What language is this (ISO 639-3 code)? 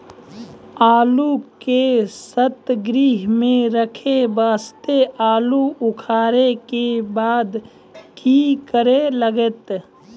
mai